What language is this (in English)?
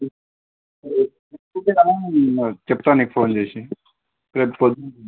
Telugu